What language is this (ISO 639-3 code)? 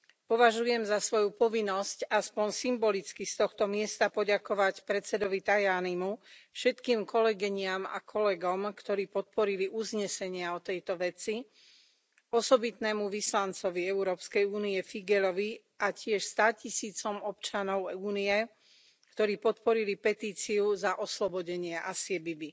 slk